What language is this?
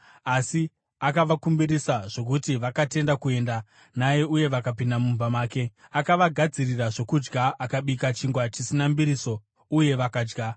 Shona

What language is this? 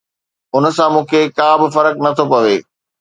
Sindhi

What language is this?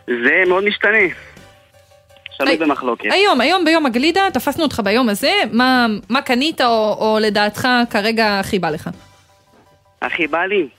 Hebrew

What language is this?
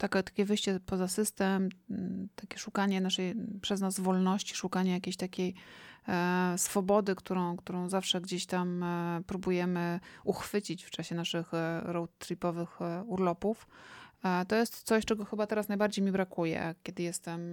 Polish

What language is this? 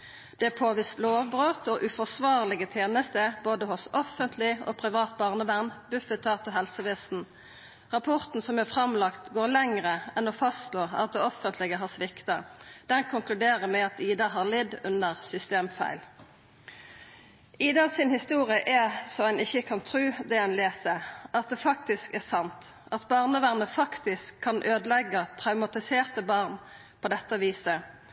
Norwegian Nynorsk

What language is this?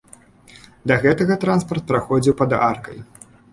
Belarusian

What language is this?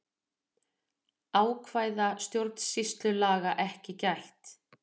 Icelandic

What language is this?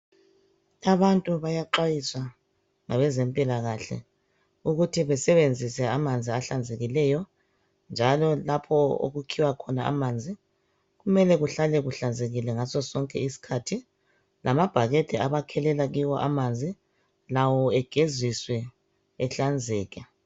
North Ndebele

